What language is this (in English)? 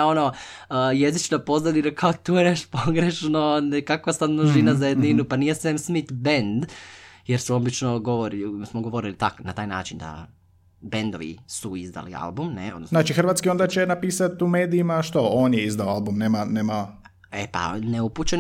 Croatian